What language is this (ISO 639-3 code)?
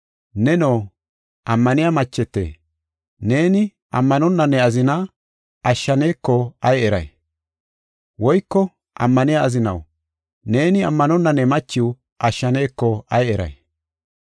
gof